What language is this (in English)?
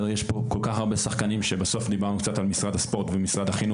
Hebrew